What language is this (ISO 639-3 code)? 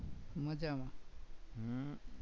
guj